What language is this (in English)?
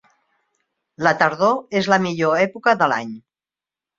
Catalan